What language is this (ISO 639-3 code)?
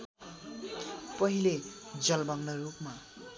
nep